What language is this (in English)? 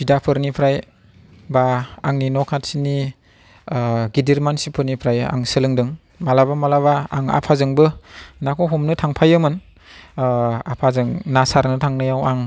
Bodo